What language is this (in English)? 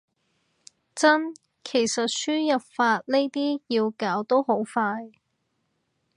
Cantonese